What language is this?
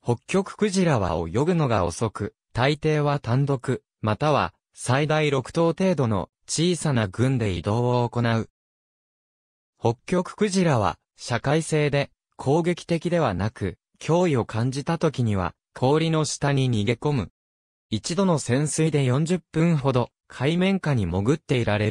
Japanese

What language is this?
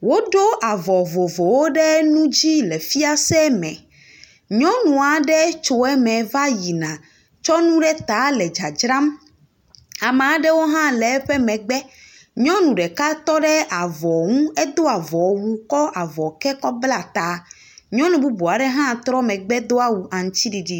Ewe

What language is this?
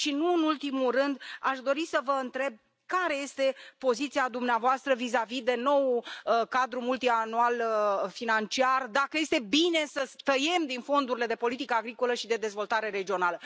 Romanian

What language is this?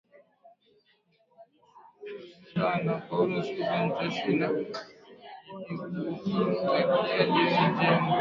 Swahili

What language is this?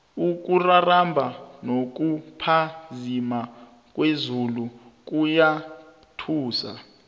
South Ndebele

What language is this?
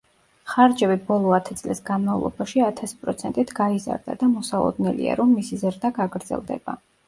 Georgian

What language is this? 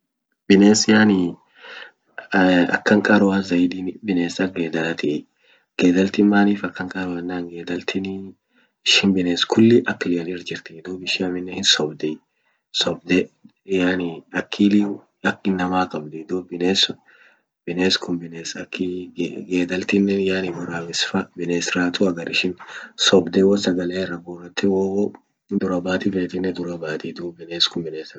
Orma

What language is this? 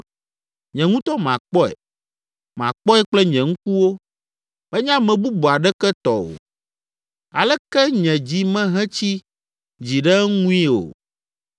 Ewe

